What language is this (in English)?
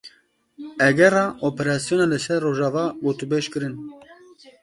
Kurdish